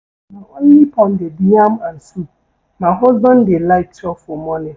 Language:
Nigerian Pidgin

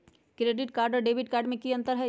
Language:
Magahi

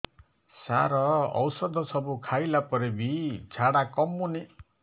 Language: Odia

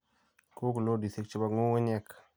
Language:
Kalenjin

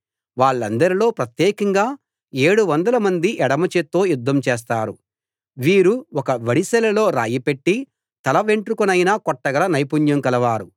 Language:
Telugu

